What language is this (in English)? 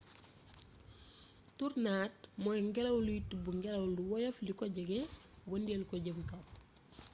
Wolof